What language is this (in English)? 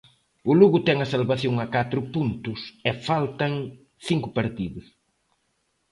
Galician